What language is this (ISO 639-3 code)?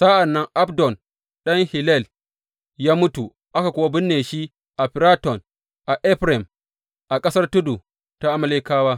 hau